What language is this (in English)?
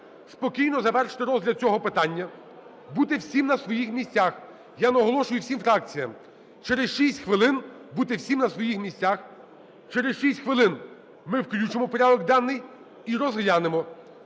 Ukrainian